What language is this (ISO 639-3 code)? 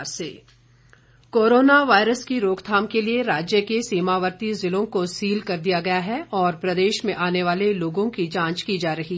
hin